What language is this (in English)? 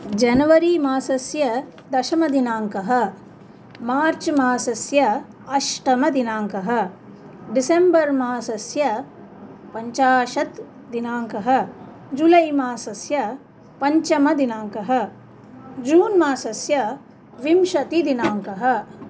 Sanskrit